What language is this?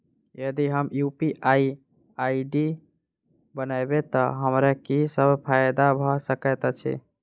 Maithili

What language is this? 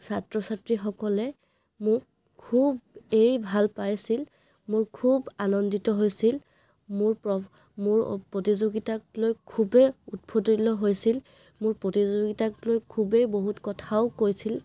Assamese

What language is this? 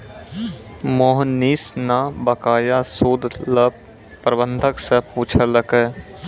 Maithili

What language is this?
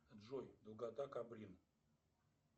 Russian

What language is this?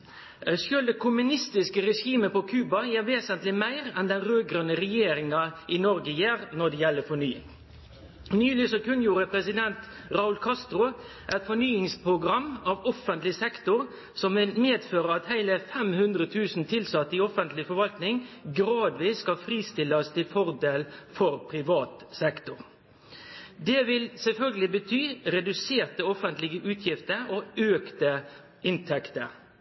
Norwegian Nynorsk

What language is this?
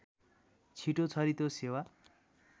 Nepali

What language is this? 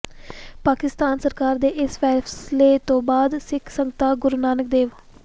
Punjabi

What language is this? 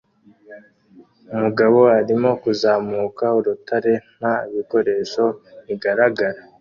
Kinyarwanda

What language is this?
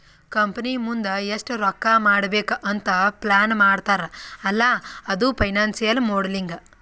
Kannada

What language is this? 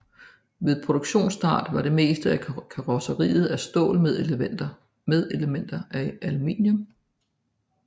Danish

